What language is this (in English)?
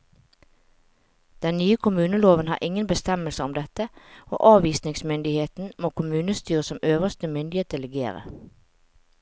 Norwegian